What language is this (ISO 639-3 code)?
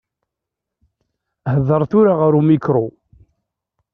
kab